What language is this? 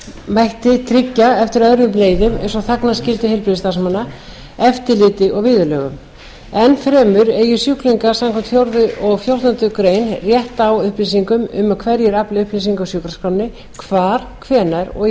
Icelandic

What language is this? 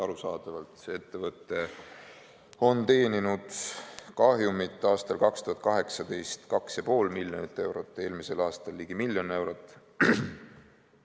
Estonian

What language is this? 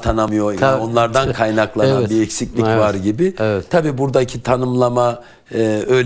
Turkish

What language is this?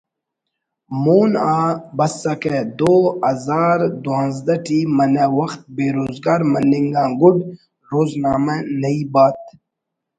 Brahui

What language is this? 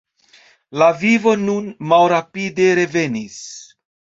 Esperanto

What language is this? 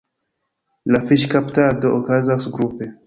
Esperanto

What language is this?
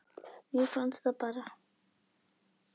Icelandic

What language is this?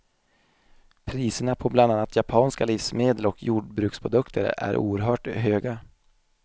Swedish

